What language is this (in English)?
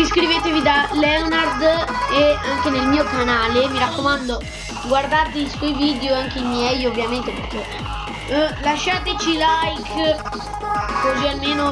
Italian